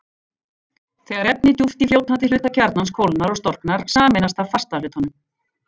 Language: Icelandic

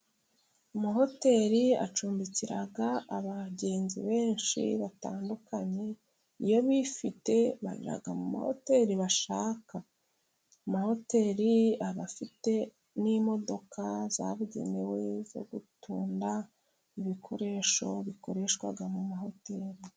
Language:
Kinyarwanda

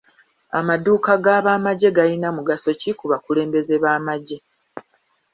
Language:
Ganda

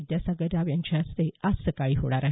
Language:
Marathi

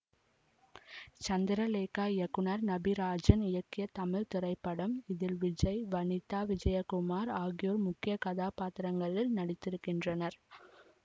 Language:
Tamil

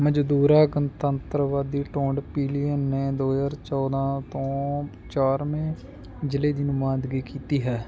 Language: Punjabi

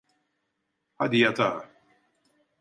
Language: Turkish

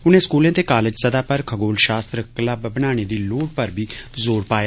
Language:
Dogri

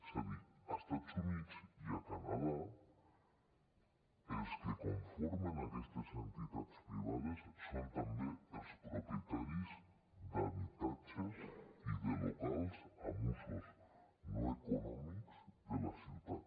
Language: Catalan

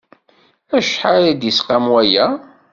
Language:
Kabyle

